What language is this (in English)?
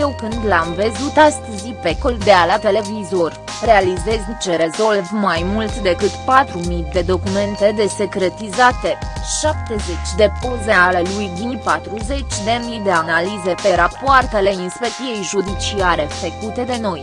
Romanian